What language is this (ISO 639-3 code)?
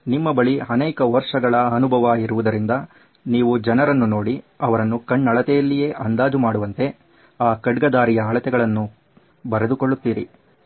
kan